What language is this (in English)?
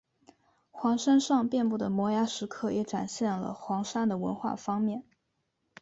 Chinese